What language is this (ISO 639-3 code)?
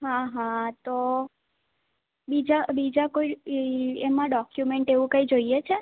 guj